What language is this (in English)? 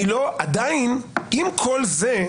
Hebrew